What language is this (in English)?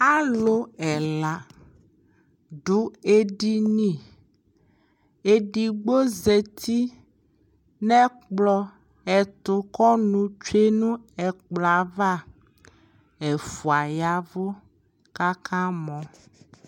Ikposo